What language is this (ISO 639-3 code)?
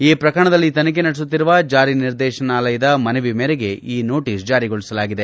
kan